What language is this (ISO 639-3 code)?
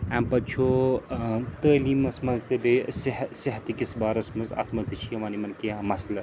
kas